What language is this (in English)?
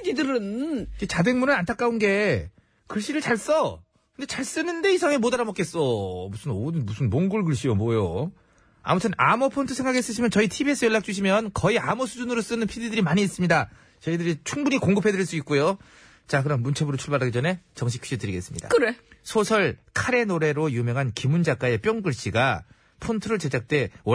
Korean